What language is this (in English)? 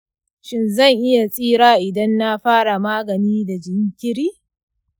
Hausa